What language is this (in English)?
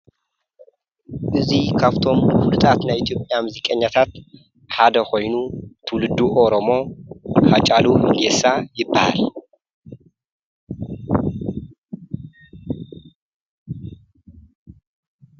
Tigrinya